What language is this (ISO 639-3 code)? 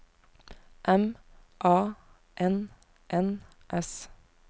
nor